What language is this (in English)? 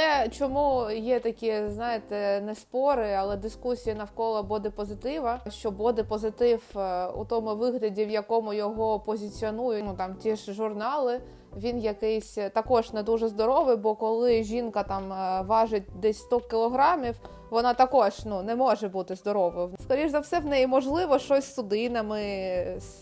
Ukrainian